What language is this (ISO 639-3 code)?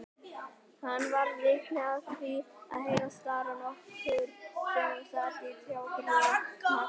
isl